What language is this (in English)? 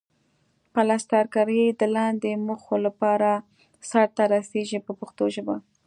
Pashto